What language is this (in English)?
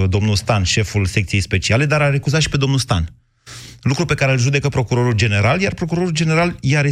Romanian